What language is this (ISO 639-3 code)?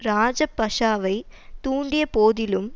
tam